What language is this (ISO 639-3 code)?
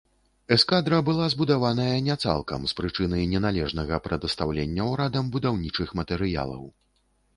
bel